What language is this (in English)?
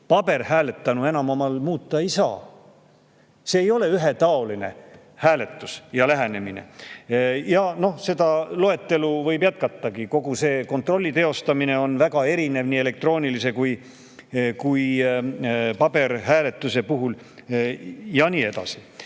Estonian